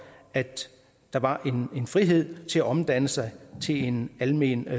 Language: Danish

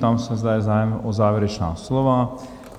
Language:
Czech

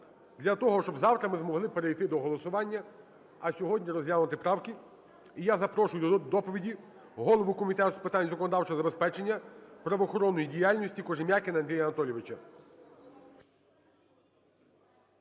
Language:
Ukrainian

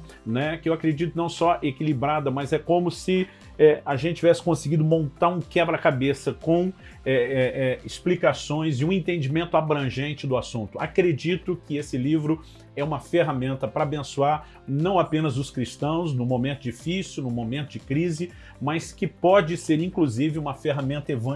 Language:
Portuguese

